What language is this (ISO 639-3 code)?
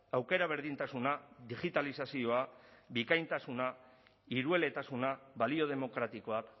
eus